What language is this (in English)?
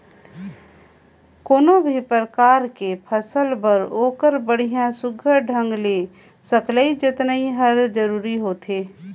Chhattisgarhi